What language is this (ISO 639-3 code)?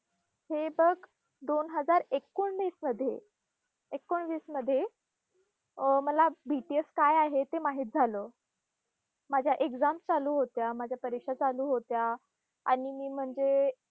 mar